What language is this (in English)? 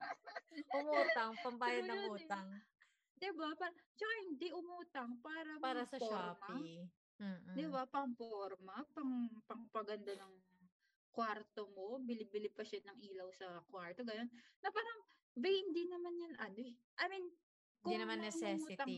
Filipino